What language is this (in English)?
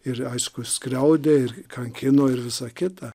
Lithuanian